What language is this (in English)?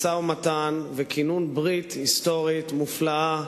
Hebrew